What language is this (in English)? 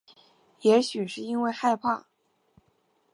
Chinese